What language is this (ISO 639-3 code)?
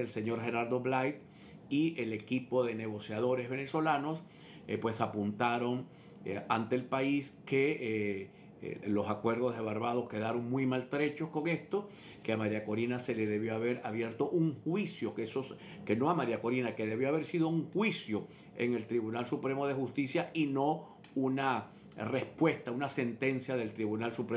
spa